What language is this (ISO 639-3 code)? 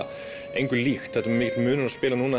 isl